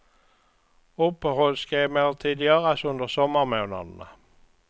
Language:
Swedish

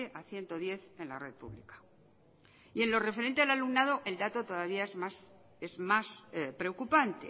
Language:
Spanish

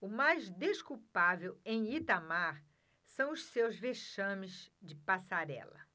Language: Portuguese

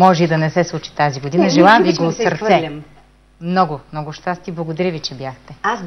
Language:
Bulgarian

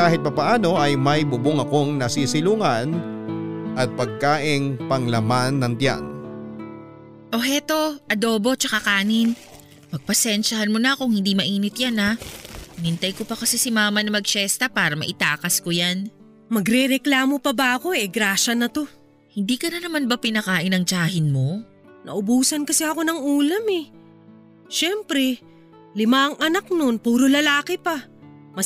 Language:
Filipino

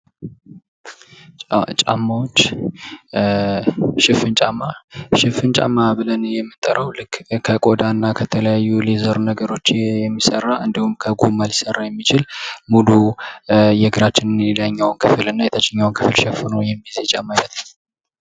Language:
Amharic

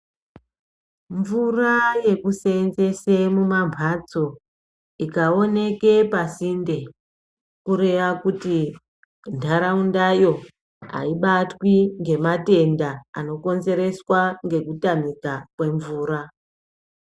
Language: Ndau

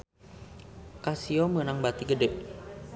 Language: Sundanese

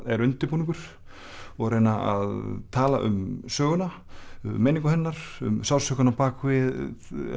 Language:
Icelandic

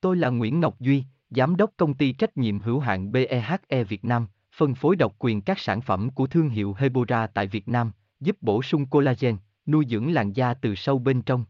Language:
Vietnamese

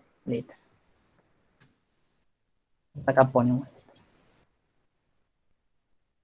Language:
Spanish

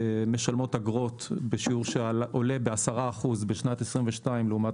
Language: Hebrew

